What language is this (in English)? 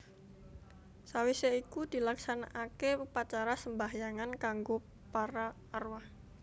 Javanese